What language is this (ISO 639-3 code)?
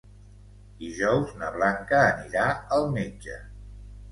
cat